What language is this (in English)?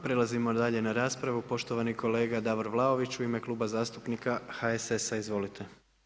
Croatian